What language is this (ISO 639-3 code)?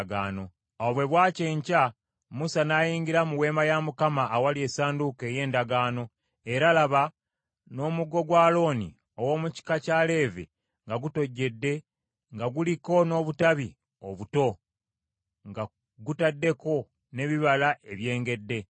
lug